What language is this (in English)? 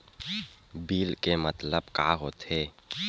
Chhattisgarhi